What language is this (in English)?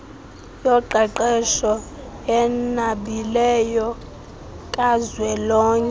Xhosa